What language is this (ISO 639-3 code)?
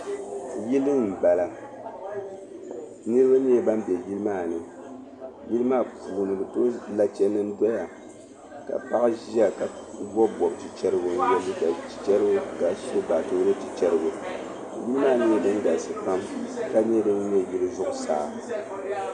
dag